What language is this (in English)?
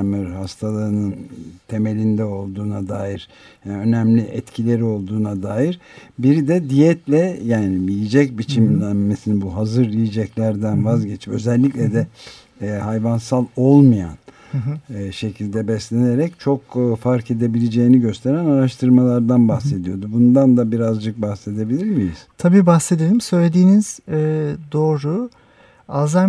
Turkish